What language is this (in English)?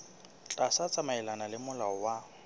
Southern Sotho